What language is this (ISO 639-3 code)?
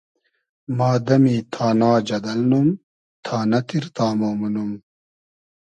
haz